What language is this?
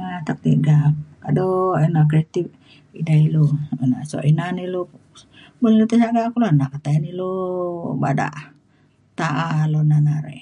Mainstream Kenyah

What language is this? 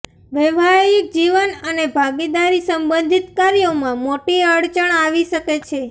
Gujarati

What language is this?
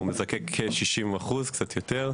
Hebrew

